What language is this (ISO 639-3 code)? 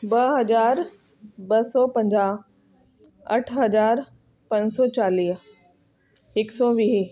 snd